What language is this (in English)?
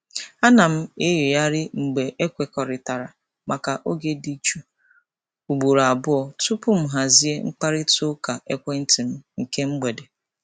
Igbo